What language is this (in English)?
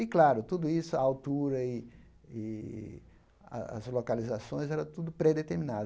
Portuguese